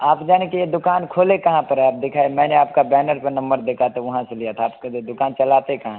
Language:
Hindi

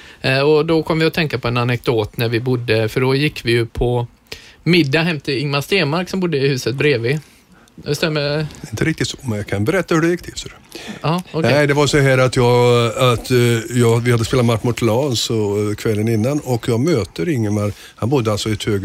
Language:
Swedish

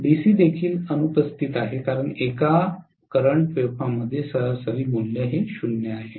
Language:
Marathi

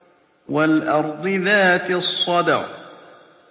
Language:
Arabic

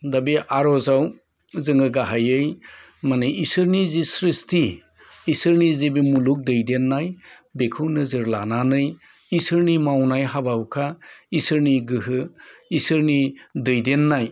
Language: Bodo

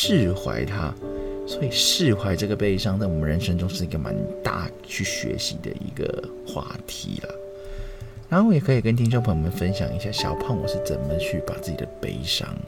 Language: Chinese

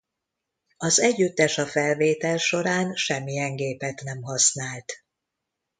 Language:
Hungarian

